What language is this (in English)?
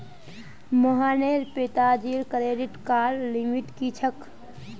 Magahi